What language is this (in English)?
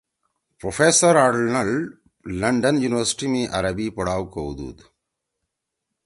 Torwali